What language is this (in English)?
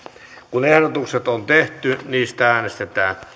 Finnish